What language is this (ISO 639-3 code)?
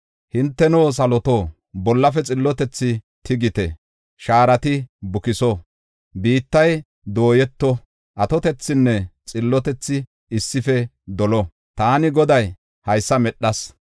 gof